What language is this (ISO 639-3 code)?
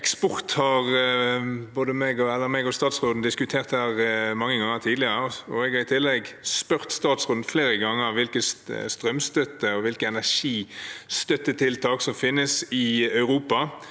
nor